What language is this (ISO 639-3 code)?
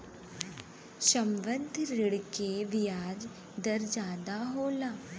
bho